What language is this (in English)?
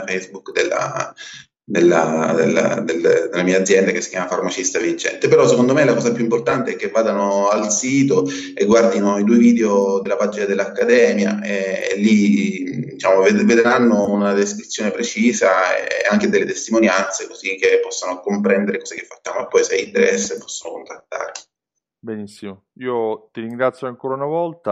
Italian